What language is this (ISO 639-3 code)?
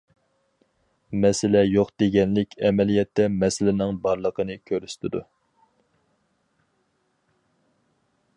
uig